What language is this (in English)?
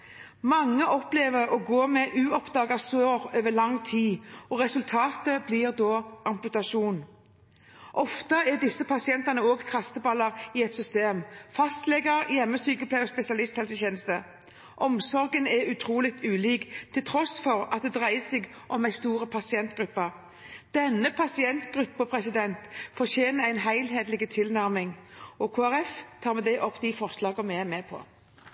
Norwegian